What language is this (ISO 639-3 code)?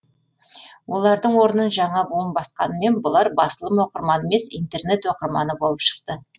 kaz